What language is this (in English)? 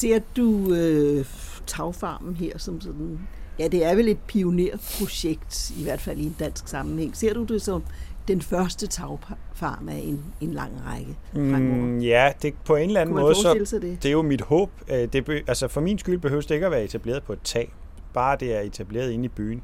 Danish